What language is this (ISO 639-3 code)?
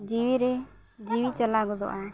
sat